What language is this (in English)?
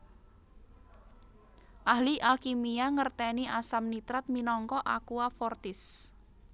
Javanese